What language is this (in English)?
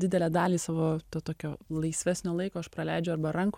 Lithuanian